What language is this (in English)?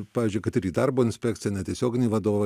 Lithuanian